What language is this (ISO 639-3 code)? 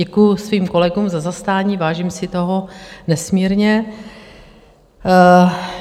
ces